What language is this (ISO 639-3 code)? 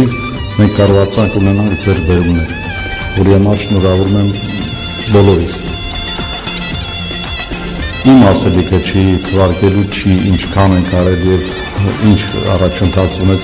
ron